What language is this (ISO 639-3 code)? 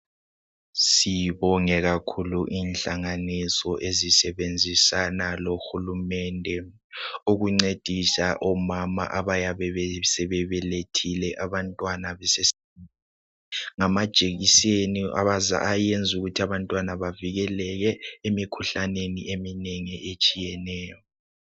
nde